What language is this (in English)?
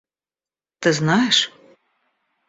Russian